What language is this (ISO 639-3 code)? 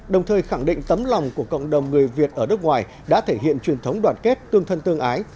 vie